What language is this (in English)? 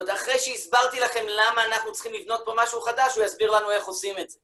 Hebrew